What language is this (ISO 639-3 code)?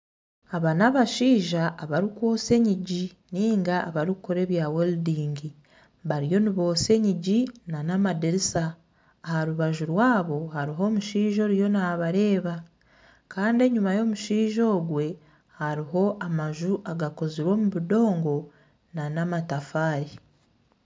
nyn